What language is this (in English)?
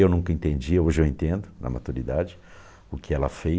Portuguese